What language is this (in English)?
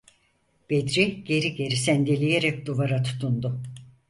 Turkish